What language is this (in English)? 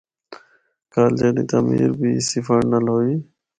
Northern Hindko